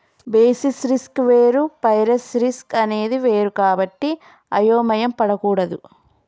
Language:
Telugu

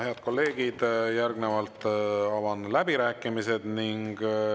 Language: Estonian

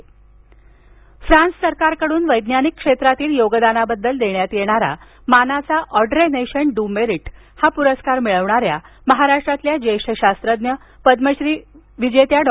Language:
Marathi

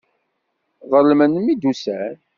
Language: Kabyle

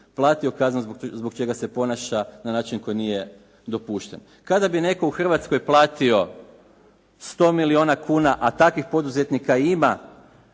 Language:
Croatian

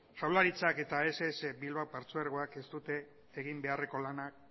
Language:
Basque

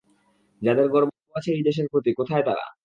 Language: Bangla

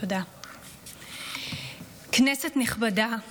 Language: Hebrew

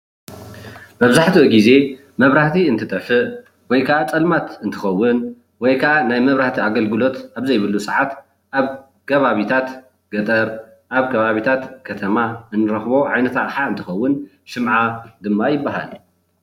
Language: Tigrinya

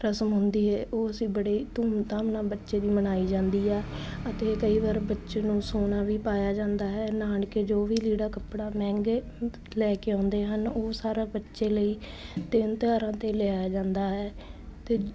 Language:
Punjabi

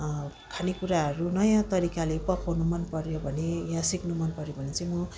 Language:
Nepali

